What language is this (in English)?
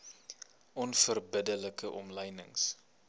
Afrikaans